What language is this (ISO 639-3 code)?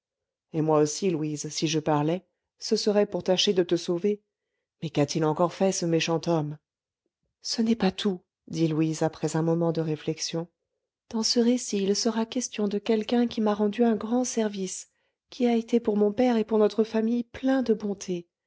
fra